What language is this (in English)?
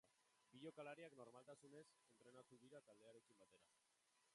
Basque